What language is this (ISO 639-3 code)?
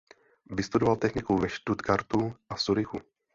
ces